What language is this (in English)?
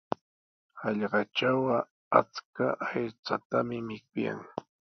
Sihuas Ancash Quechua